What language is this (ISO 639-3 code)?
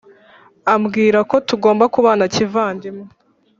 kin